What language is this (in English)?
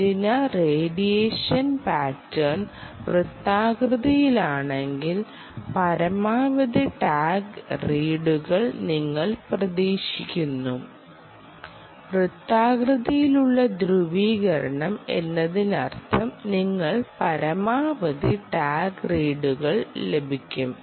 Malayalam